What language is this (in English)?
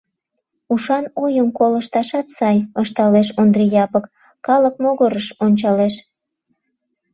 Mari